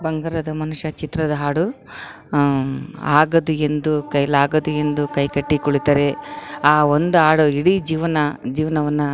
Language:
Kannada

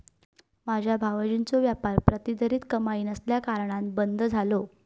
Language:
Marathi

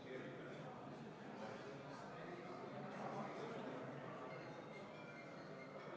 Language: Estonian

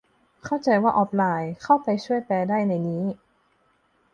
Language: Thai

